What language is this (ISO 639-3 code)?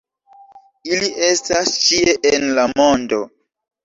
epo